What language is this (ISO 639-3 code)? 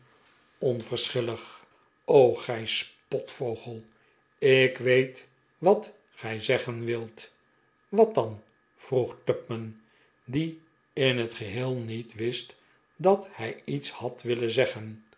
nld